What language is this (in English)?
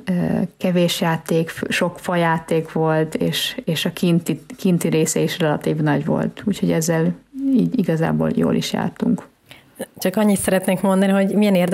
Hungarian